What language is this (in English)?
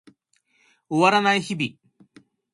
Japanese